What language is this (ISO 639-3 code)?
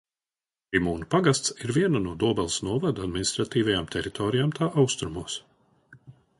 lav